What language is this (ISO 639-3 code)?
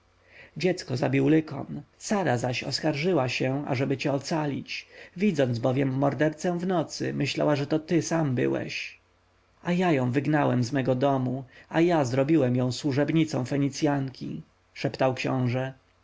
pol